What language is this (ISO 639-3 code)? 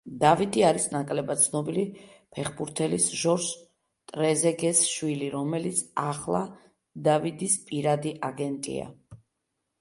kat